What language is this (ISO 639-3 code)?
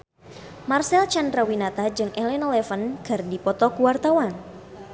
sun